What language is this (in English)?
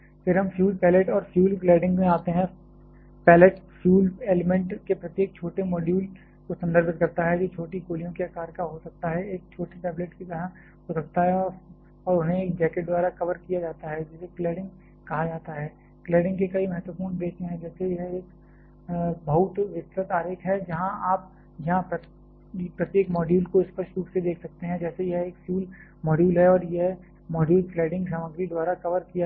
Hindi